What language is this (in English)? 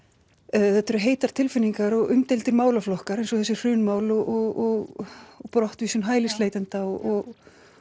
Icelandic